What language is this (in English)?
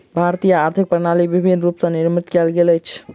Maithili